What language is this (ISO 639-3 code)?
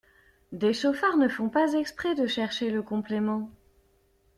fra